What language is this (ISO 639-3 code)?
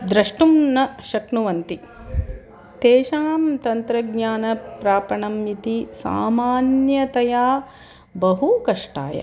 san